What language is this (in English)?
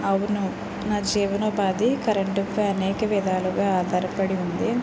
Telugu